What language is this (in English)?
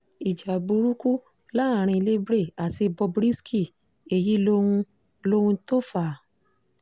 Yoruba